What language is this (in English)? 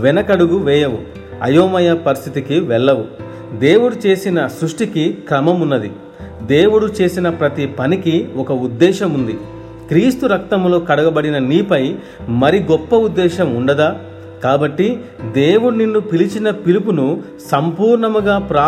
Telugu